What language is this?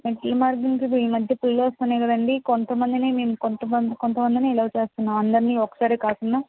Telugu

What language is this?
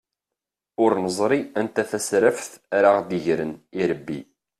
Kabyle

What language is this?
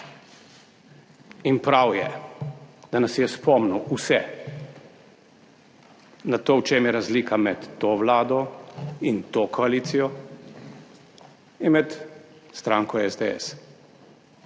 Slovenian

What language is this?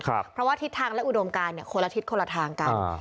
Thai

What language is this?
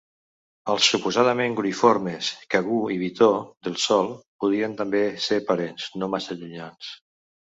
Catalan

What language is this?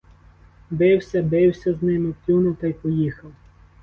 Ukrainian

